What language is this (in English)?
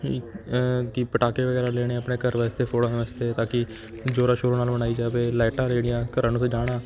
Punjabi